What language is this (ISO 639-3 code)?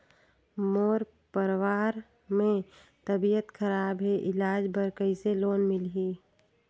hne